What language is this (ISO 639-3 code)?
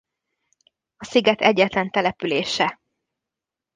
hun